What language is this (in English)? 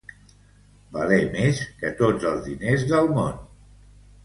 Catalan